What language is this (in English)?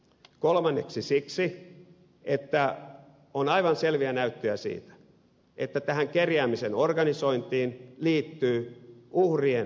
Finnish